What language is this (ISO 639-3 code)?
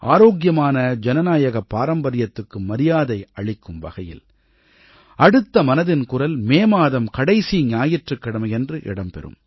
tam